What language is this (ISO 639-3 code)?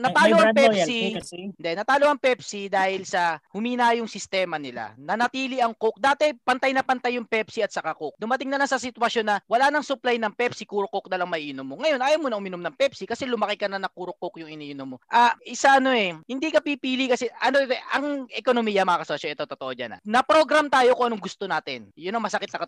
fil